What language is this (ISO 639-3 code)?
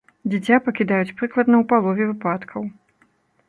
bel